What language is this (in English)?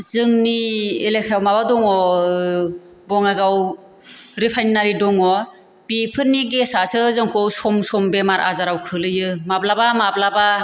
Bodo